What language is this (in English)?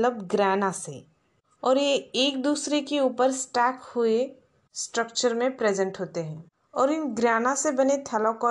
Hindi